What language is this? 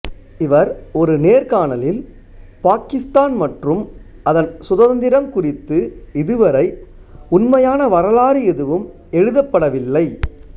Tamil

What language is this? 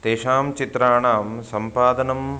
Sanskrit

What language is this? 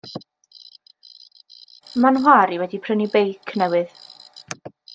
Welsh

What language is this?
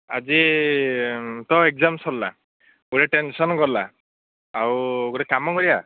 Odia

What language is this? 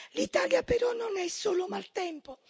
Italian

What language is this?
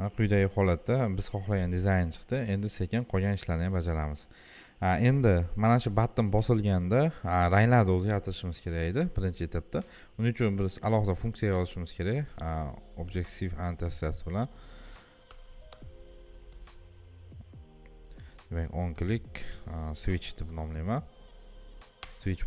Turkish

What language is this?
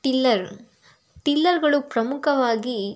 Kannada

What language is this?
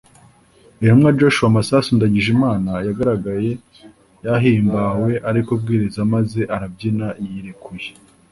Kinyarwanda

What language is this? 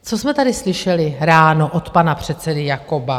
Czech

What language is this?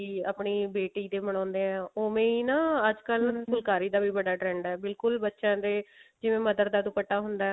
Punjabi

